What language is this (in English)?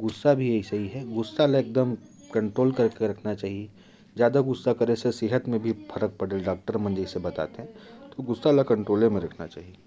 Korwa